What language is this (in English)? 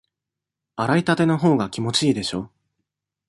Japanese